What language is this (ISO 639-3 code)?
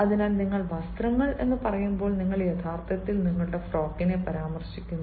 mal